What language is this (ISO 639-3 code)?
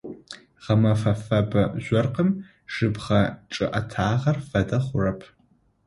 ady